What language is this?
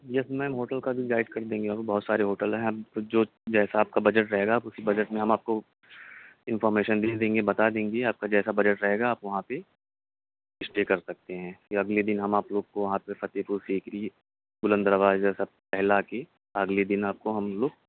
Urdu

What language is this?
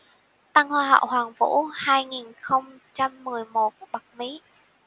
Vietnamese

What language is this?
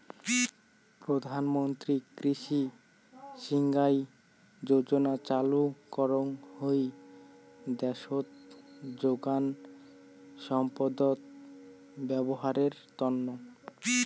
Bangla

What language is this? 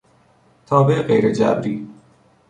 Persian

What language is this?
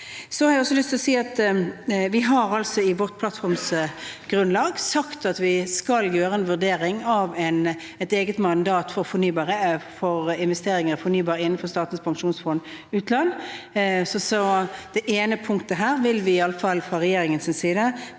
Norwegian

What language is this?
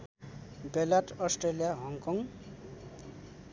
Nepali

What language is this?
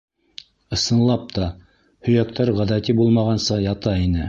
Bashkir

